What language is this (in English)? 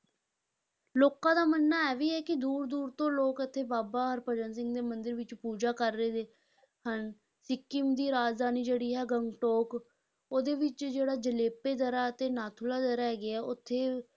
Punjabi